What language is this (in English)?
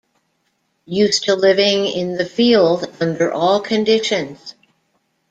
English